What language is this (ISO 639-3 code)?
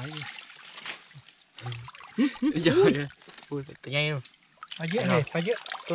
tha